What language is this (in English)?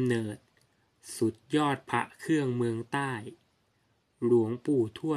Thai